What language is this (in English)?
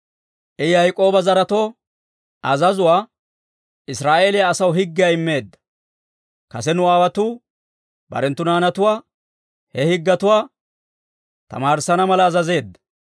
Dawro